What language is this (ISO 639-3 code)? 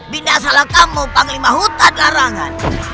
ind